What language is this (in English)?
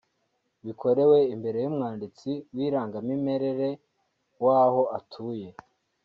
Kinyarwanda